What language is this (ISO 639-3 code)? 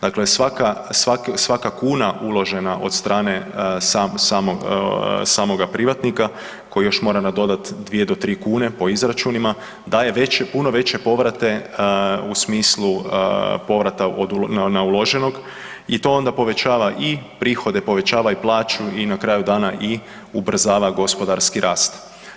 hrv